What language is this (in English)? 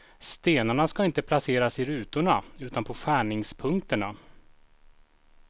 Swedish